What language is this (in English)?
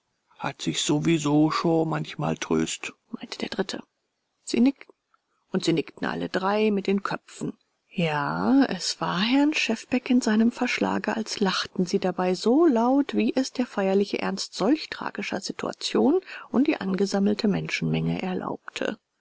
German